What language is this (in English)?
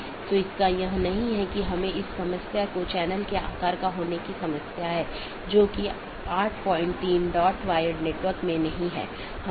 Hindi